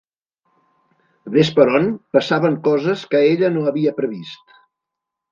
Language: Catalan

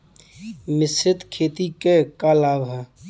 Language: Bhojpuri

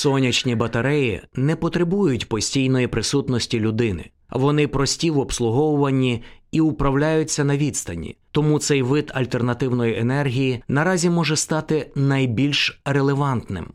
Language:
Ukrainian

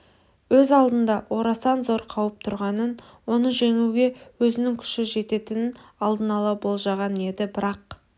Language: Kazakh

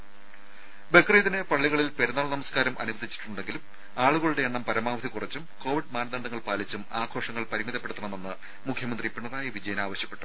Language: Malayalam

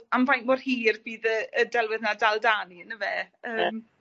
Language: Welsh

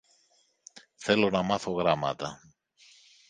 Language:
Greek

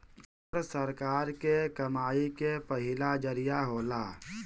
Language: Bhojpuri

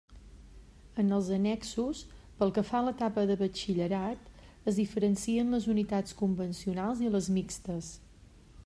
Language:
Catalan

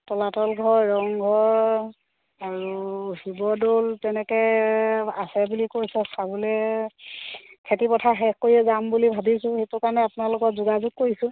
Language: Assamese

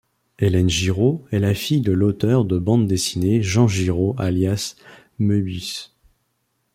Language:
French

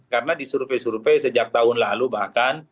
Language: Indonesian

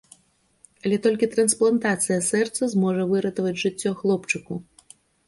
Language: Belarusian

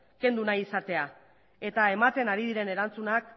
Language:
Basque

